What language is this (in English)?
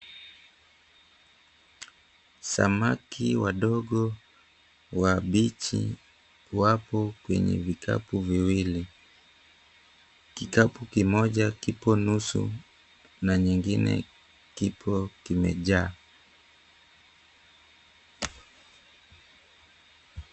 Swahili